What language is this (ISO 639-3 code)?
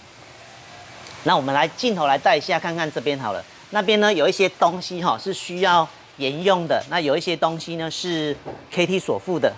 zho